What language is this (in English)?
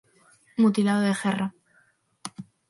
Galician